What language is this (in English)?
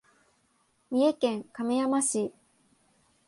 Japanese